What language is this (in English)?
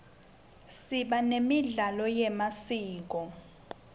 Swati